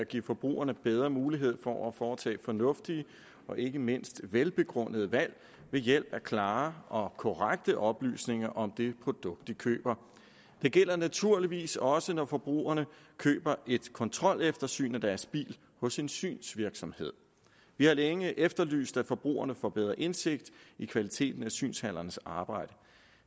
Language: Danish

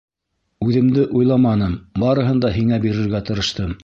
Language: Bashkir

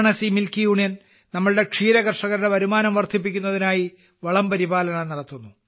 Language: Malayalam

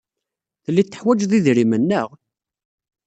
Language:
Kabyle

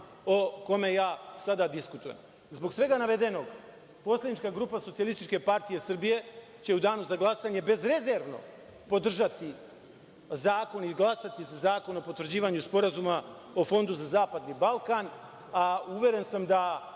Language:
Serbian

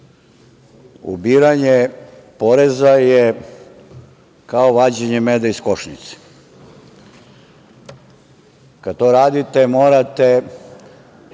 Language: Serbian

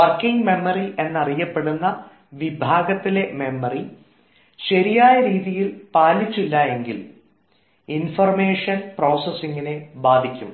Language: Malayalam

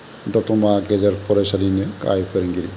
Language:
Bodo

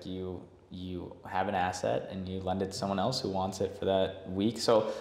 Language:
English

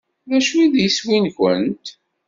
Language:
Kabyle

